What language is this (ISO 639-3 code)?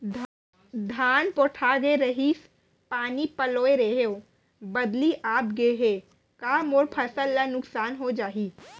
hne